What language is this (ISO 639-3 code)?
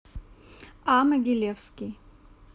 rus